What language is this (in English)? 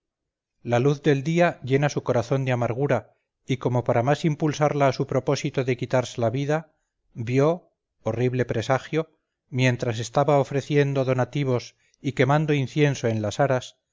Spanish